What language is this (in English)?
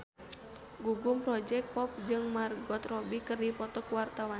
Sundanese